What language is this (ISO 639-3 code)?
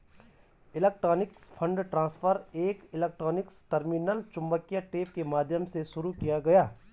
hin